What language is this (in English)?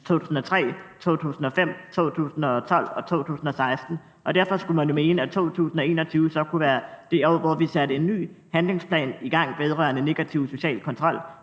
Danish